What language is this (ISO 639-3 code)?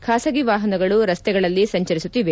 kan